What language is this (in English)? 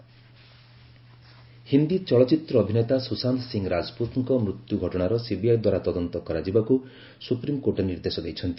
Odia